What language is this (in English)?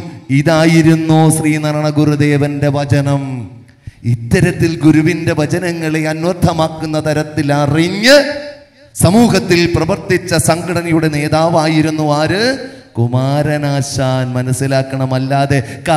Malayalam